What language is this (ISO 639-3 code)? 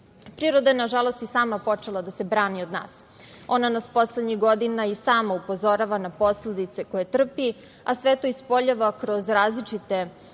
srp